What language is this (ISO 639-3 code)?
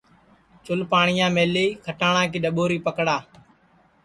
ssi